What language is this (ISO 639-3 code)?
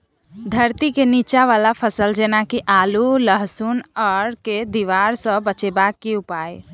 mai